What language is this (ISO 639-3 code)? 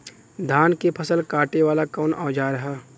bho